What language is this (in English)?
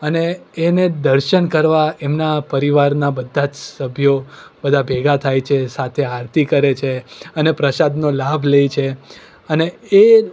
Gujarati